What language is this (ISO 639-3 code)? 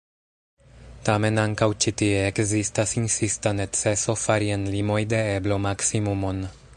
epo